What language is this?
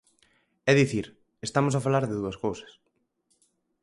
Galician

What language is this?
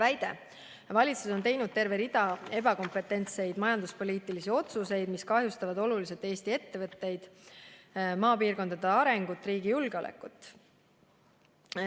Estonian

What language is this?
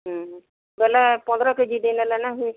Odia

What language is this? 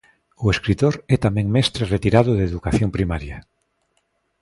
Galician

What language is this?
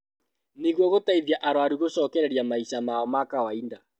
Kikuyu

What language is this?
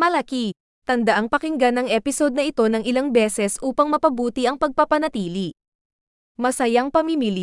Filipino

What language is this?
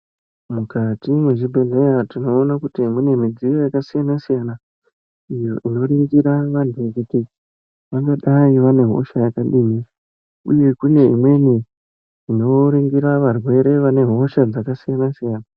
Ndau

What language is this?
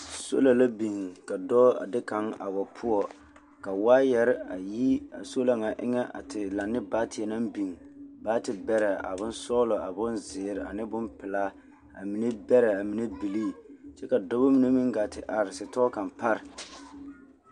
Southern Dagaare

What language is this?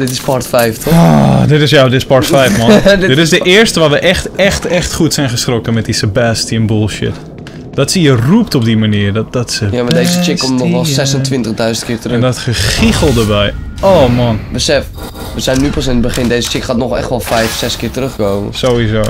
Dutch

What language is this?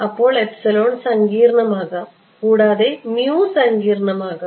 Malayalam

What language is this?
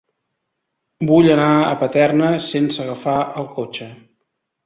Catalan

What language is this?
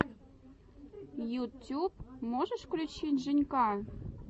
Russian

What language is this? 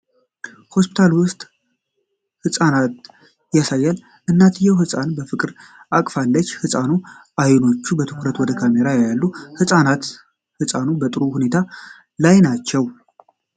Amharic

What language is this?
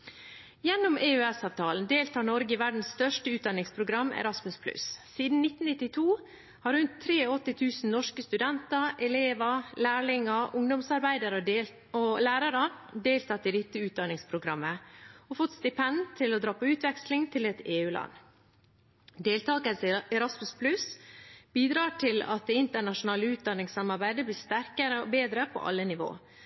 Norwegian Bokmål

